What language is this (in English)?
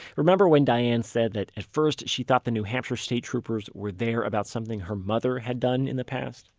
English